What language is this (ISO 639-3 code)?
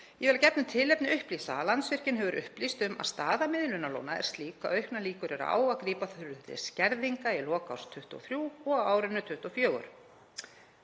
isl